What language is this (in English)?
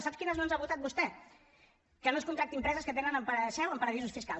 Catalan